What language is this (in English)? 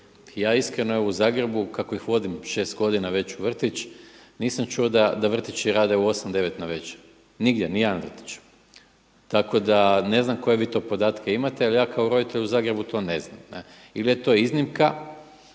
Croatian